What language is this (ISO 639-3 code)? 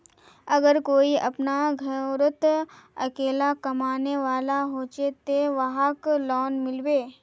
mag